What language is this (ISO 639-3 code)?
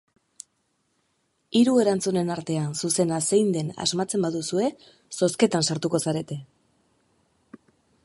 eus